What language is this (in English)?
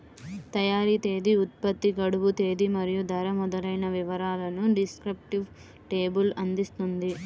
Telugu